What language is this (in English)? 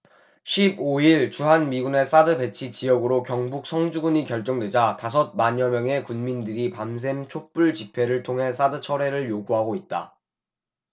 Korean